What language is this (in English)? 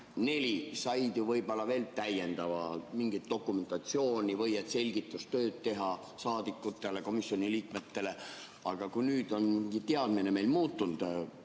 Estonian